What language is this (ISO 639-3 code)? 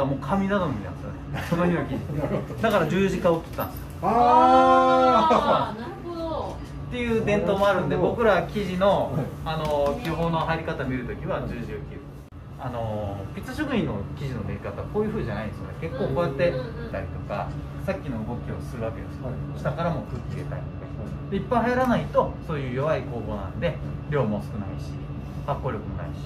jpn